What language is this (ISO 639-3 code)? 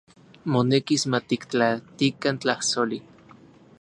ncx